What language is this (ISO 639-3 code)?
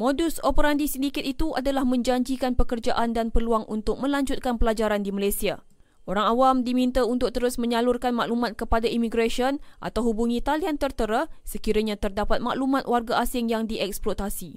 msa